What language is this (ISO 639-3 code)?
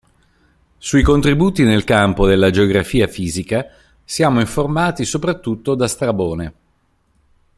ita